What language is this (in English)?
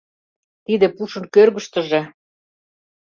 Mari